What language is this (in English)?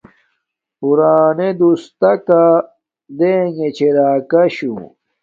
Domaaki